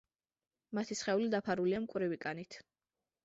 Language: Georgian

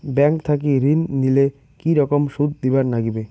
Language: Bangla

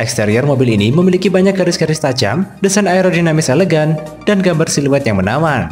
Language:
Indonesian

